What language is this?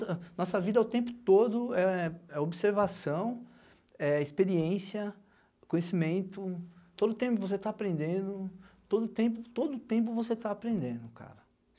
Portuguese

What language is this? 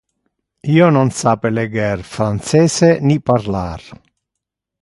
Interlingua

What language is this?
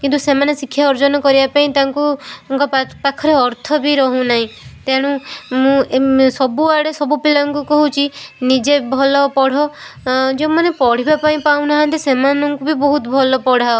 Odia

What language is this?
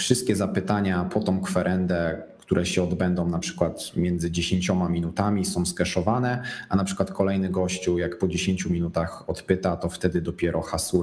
Polish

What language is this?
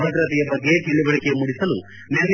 Kannada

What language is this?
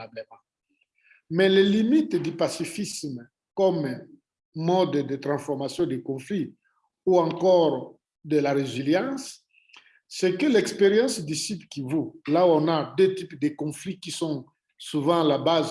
French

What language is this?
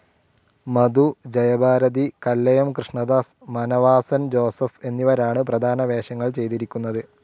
Malayalam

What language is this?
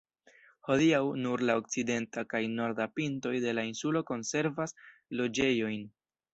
Esperanto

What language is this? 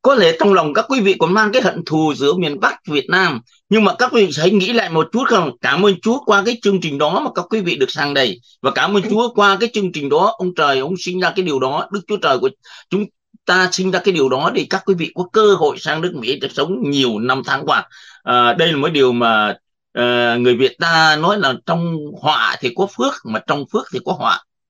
Vietnamese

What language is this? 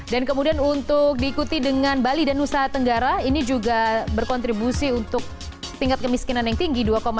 Indonesian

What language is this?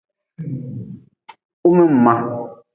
Nawdm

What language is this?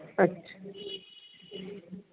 Sindhi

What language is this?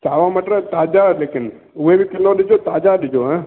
Sindhi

